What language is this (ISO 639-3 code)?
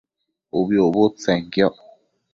mcf